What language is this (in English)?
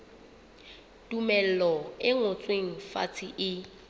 Southern Sotho